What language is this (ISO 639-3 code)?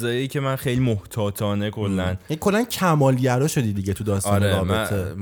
fas